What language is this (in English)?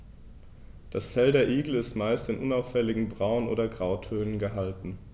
German